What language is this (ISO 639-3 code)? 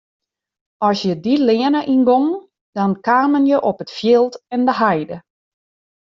fry